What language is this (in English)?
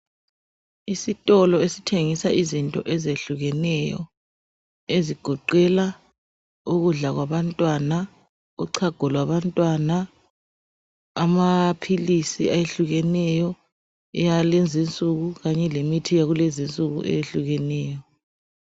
North Ndebele